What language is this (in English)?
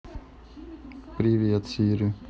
Russian